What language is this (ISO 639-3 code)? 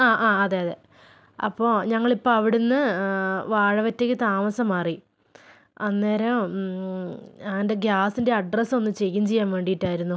mal